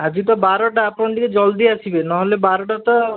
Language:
Odia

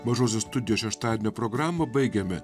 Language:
Lithuanian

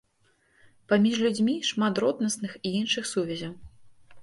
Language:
Belarusian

